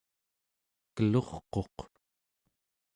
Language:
Central Yupik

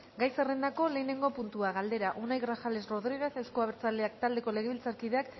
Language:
Basque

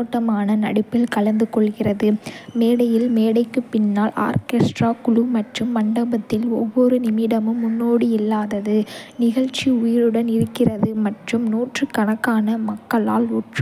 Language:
Kota (India)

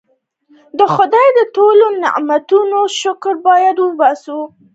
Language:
Pashto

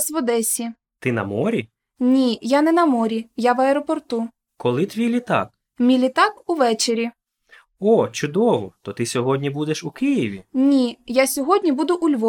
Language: Ukrainian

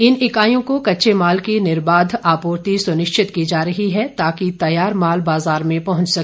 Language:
Hindi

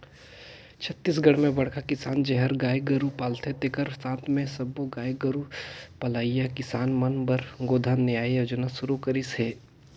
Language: Chhattisgarhi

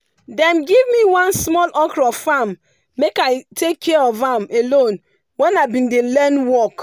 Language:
Nigerian Pidgin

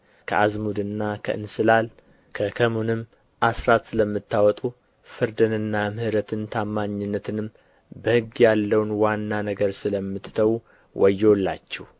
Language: Amharic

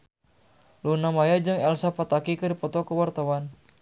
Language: Sundanese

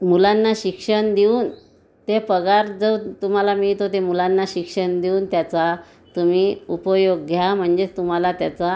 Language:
Marathi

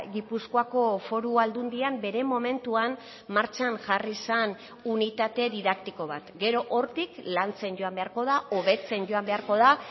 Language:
Basque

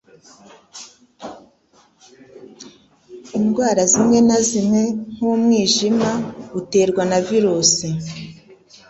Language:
Kinyarwanda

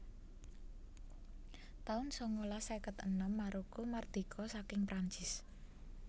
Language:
Javanese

